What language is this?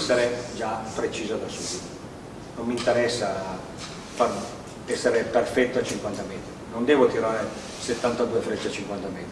Italian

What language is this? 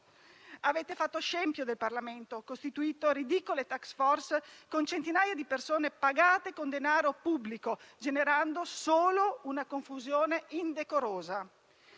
Italian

